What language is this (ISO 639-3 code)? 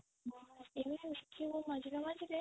ori